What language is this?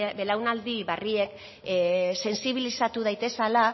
Basque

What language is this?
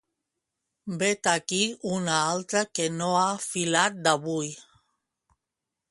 Catalan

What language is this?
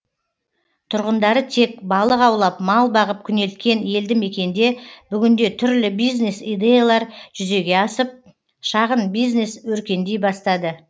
Kazakh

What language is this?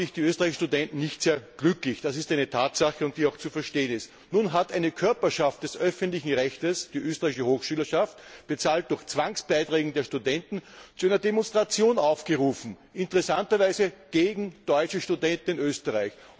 German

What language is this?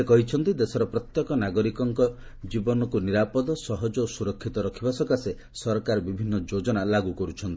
Odia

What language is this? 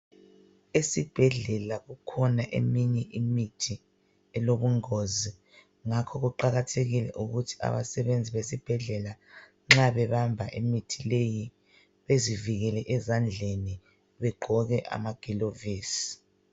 North Ndebele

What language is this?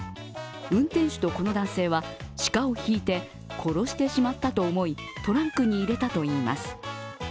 Japanese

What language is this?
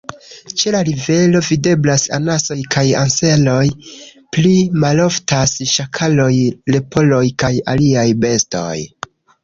Esperanto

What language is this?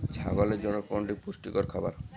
Bangla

